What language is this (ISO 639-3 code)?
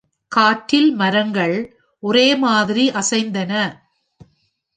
tam